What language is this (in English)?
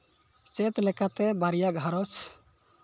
Santali